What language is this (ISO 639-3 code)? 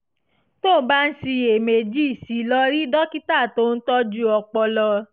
yor